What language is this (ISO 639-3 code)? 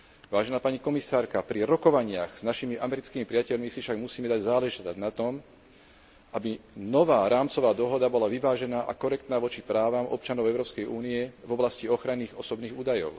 slk